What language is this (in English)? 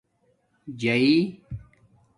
Domaaki